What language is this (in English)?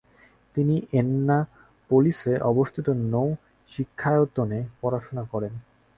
Bangla